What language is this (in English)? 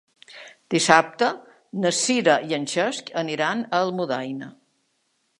Catalan